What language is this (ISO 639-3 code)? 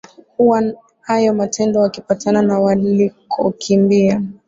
swa